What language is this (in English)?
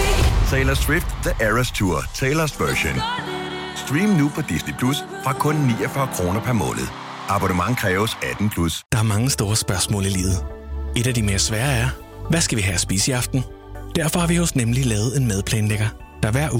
Danish